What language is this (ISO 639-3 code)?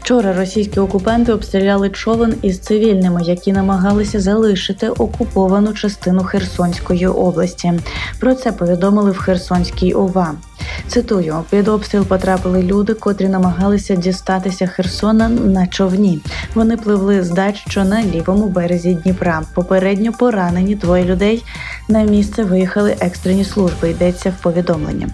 ukr